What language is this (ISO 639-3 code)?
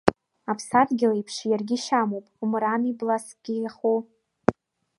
abk